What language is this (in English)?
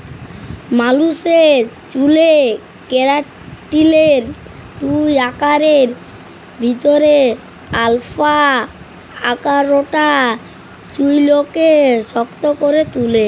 Bangla